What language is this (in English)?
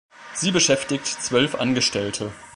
German